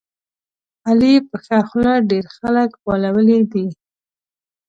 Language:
Pashto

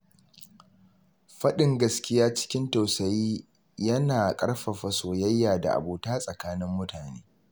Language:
Hausa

